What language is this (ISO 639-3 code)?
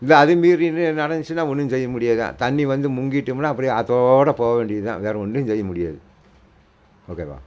tam